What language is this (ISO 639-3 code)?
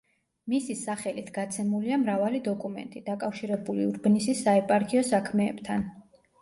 kat